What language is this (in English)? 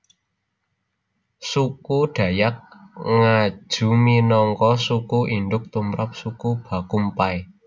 Javanese